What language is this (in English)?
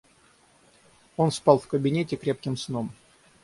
Russian